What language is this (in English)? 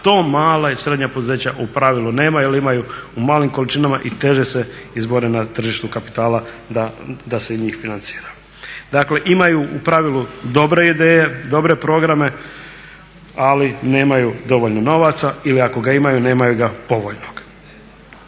Croatian